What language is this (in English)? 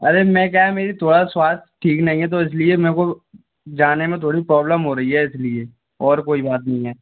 Hindi